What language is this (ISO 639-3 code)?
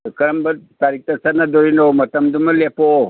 mni